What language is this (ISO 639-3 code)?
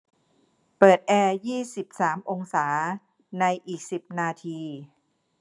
tha